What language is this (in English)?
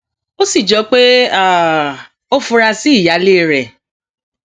Yoruba